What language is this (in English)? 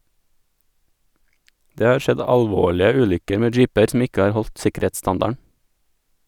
Norwegian